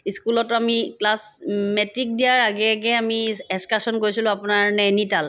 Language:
Assamese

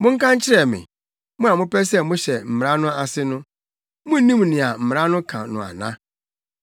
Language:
Akan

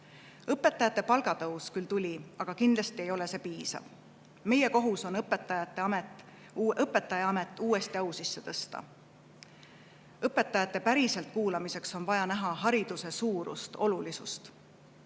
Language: Estonian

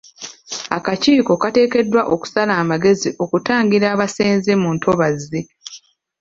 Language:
Ganda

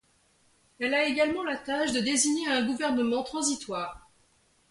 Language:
French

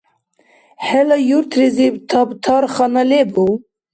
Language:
Dargwa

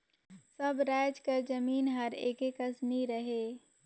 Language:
Chhattisgarhi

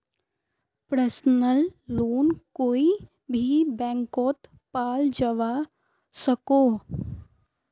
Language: Magahi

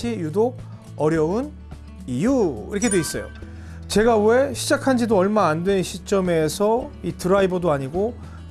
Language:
Korean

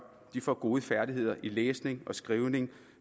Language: Danish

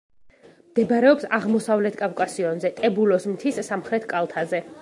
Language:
Georgian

